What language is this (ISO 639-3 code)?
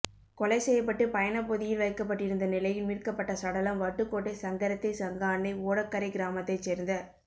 tam